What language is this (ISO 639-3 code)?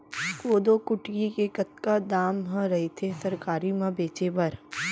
hne